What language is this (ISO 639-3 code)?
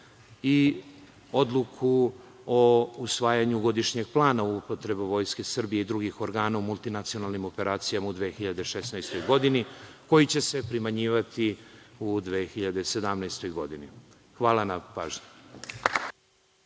srp